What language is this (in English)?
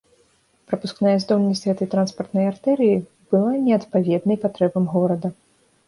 Belarusian